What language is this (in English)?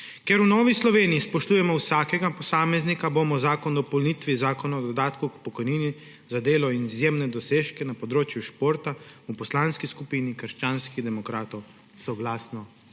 Slovenian